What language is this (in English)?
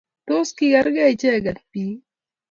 Kalenjin